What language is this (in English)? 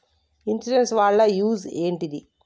Telugu